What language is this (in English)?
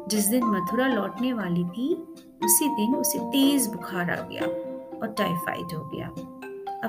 Hindi